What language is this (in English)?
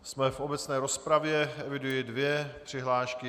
Czech